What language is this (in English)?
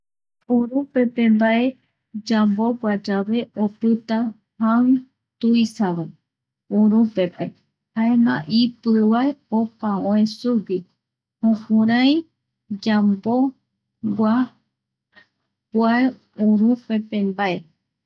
Eastern Bolivian Guaraní